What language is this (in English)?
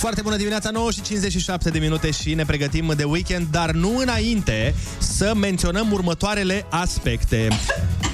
Romanian